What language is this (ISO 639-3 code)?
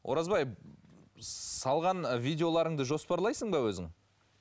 kaz